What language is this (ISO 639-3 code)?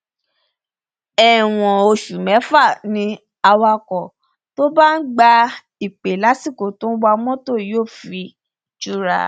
yor